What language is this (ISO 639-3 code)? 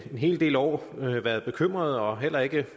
dan